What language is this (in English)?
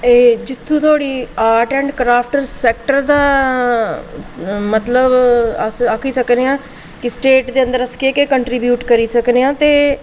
Dogri